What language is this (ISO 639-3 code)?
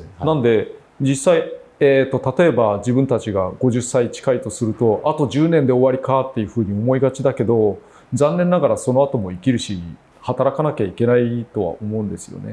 jpn